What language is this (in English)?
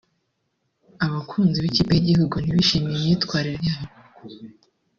Kinyarwanda